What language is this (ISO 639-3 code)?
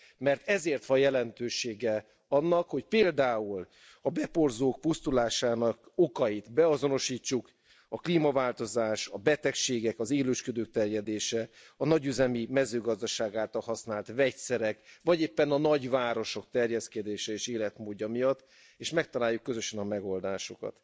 hun